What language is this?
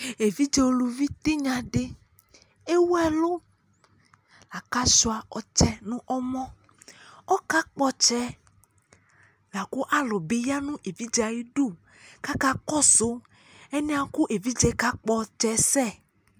Ikposo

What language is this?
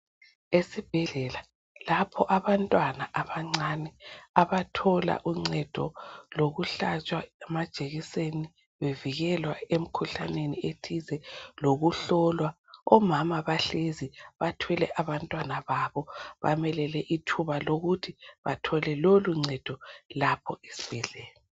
North Ndebele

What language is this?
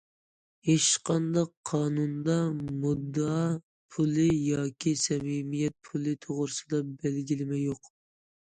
Uyghur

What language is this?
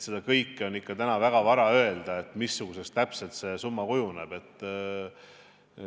Estonian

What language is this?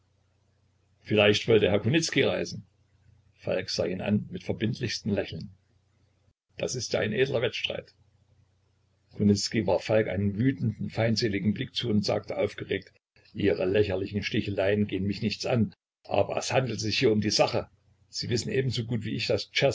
German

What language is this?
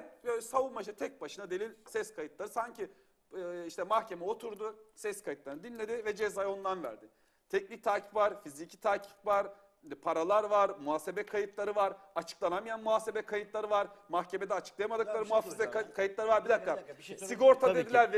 Turkish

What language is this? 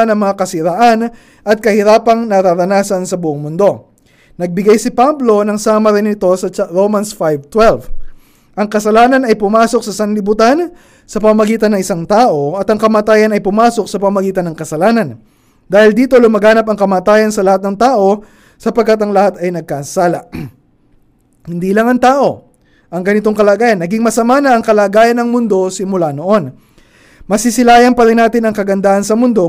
Filipino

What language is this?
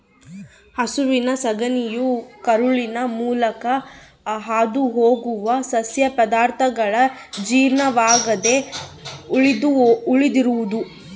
Kannada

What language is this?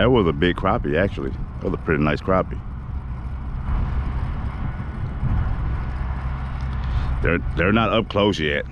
English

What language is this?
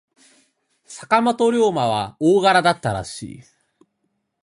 Japanese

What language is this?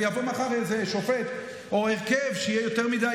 Hebrew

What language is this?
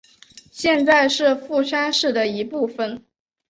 Chinese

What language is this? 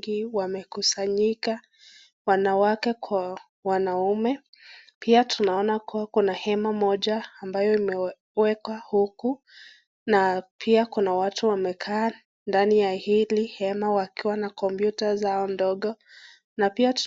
Swahili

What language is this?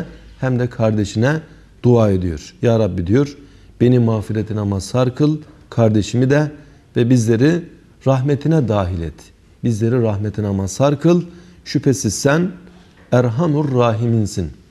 Turkish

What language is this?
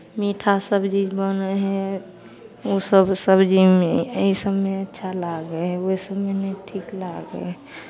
Maithili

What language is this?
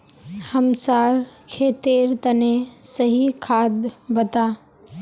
Magahi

